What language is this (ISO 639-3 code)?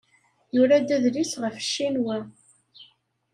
kab